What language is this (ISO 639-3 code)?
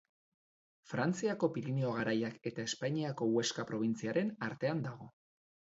eus